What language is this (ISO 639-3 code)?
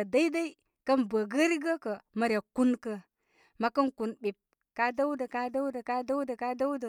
kmy